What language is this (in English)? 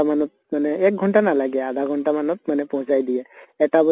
Assamese